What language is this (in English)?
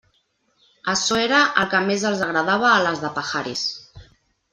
Catalan